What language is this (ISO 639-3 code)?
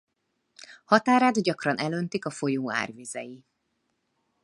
hun